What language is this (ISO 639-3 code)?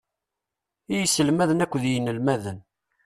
kab